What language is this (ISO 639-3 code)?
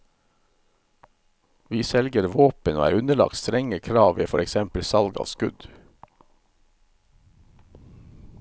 nor